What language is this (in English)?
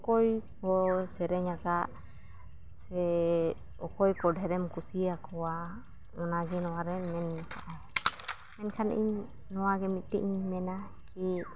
Santali